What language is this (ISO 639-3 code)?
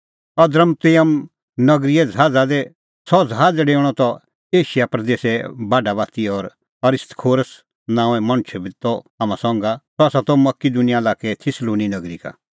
kfx